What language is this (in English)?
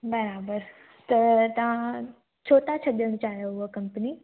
Sindhi